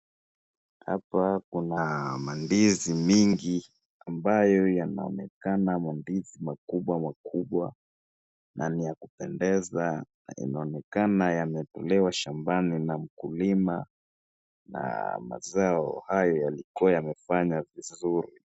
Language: Swahili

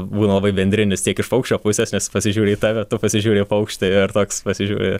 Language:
Lithuanian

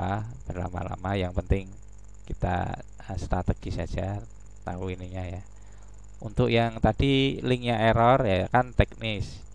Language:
Indonesian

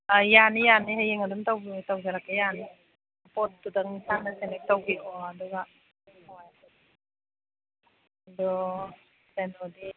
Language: Manipuri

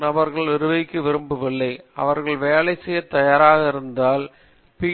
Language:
Tamil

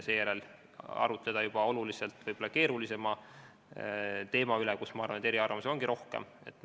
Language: Estonian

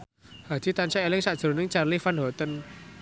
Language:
Javanese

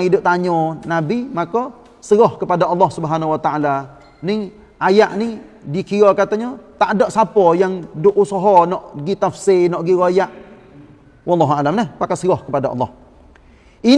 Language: Malay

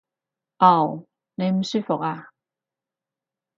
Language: Cantonese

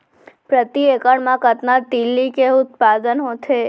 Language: Chhattisgarhi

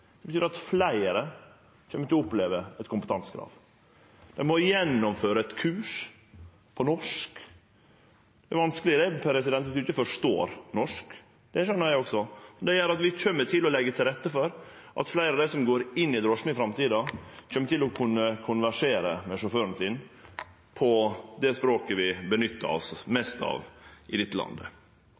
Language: Norwegian Nynorsk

